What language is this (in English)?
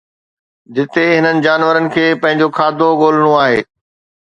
Sindhi